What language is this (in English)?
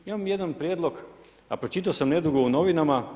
Croatian